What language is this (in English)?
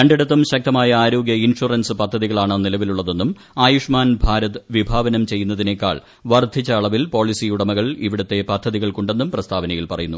Malayalam